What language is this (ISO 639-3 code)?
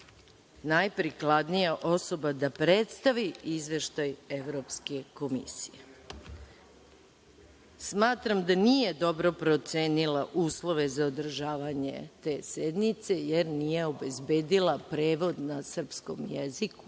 srp